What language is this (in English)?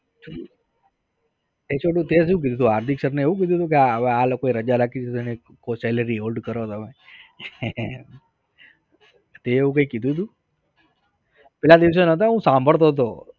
Gujarati